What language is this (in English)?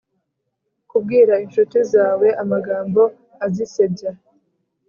Kinyarwanda